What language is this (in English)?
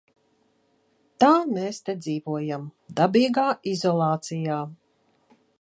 Latvian